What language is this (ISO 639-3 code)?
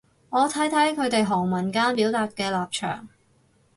yue